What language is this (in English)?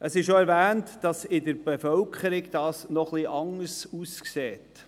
Swiss German